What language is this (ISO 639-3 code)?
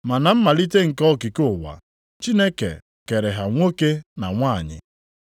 ibo